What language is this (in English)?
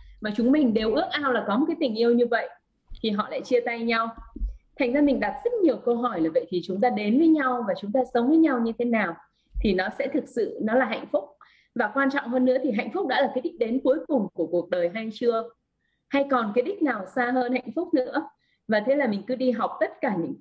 Vietnamese